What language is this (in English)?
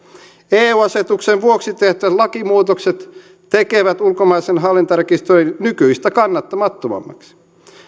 Finnish